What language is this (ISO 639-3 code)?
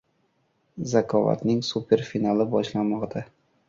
uzb